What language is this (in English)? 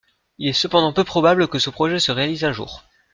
French